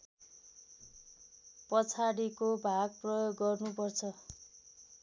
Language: Nepali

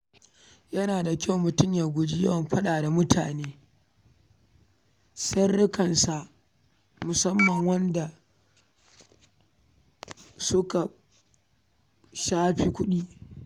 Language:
Hausa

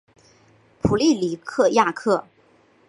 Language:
Chinese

